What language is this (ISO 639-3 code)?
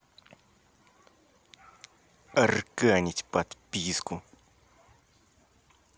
rus